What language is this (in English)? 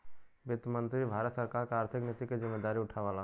Bhojpuri